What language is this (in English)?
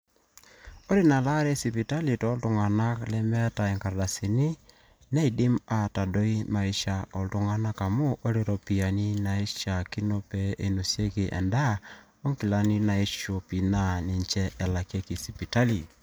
Masai